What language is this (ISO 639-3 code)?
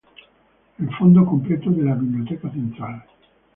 spa